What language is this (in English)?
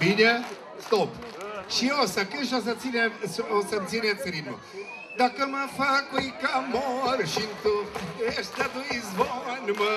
Romanian